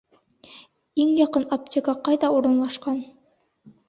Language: Bashkir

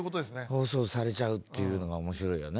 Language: Japanese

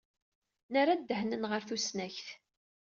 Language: Kabyle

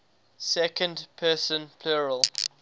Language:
English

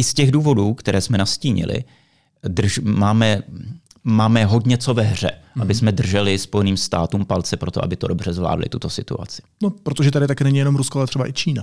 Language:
Czech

